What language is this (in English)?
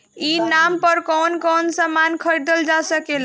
Bhojpuri